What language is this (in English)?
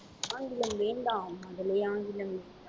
Tamil